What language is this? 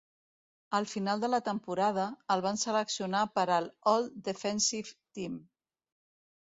Catalan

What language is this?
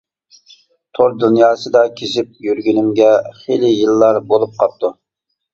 Uyghur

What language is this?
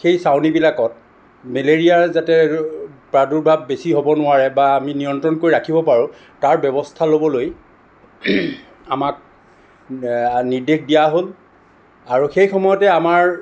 Assamese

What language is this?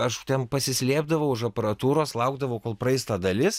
Lithuanian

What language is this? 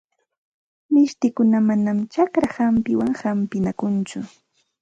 Santa Ana de Tusi Pasco Quechua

